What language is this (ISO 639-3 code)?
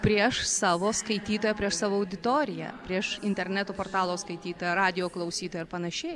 lit